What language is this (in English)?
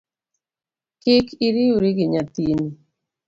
Luo (Kenya and Tanzania)